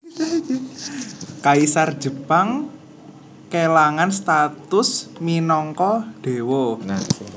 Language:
Javanese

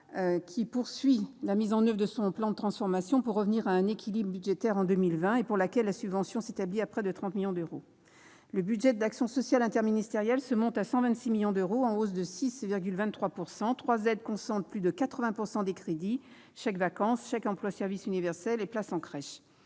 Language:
French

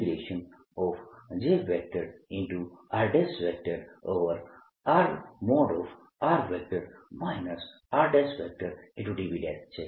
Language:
Gujarati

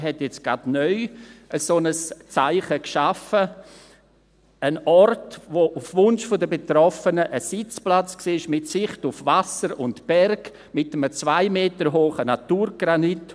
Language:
Swiss German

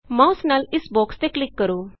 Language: Punjabi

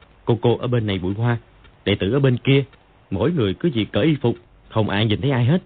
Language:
Vietnamese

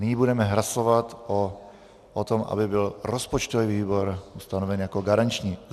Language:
Czech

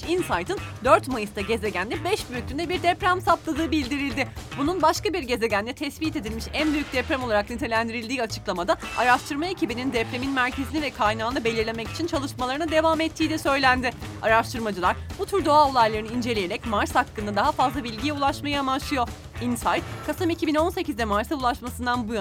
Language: Turkish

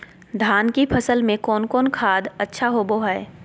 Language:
Magahi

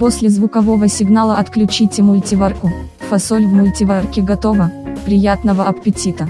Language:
Russian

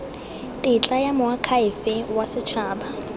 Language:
Tswana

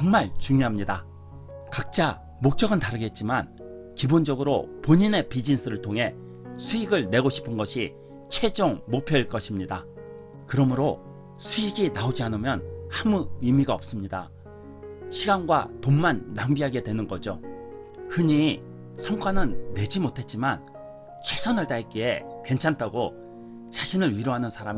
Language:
Korean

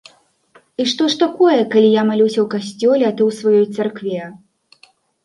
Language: Belarusian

